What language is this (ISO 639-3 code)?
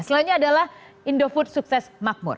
ind